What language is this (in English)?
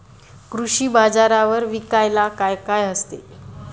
Marathi